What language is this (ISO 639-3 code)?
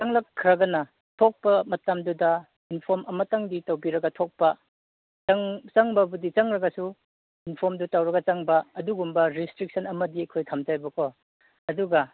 mni